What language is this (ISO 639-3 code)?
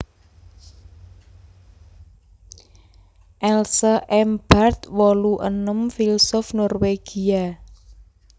jav